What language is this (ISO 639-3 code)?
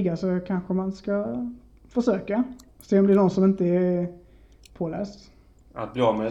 swe